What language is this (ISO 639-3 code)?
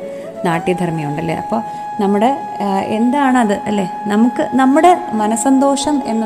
mal